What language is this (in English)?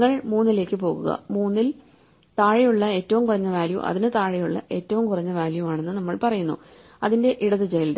Malayalam